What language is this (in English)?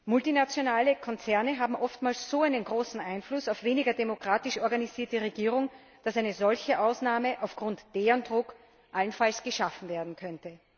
German